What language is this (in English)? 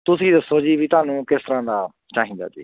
Punjabi